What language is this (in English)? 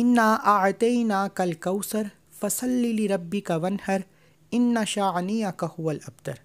Hindi